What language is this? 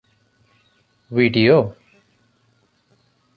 Santali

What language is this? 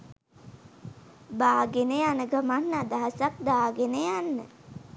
Sinhala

